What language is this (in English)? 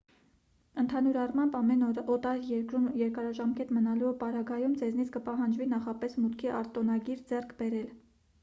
Armenian